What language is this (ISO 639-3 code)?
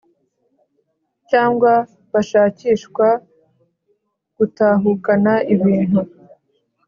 kin